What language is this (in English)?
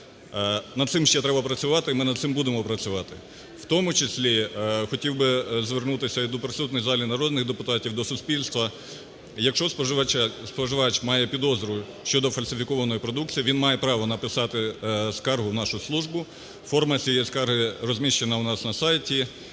Ukrainian